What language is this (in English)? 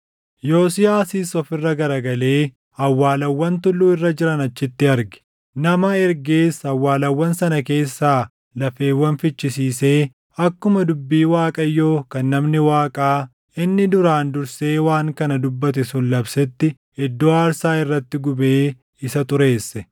Oromo